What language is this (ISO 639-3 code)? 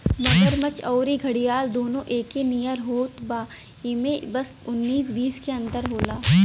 bho